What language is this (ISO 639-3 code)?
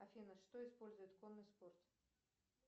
rus